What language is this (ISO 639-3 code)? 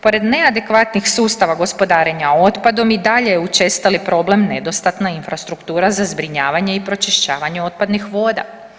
hrv